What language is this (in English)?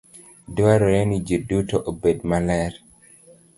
Luo (Kenya and Tanzania)